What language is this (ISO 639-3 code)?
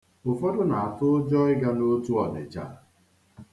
ibo